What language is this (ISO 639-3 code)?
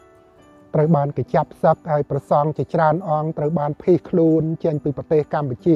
tha